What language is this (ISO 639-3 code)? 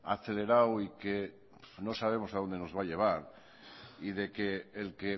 spa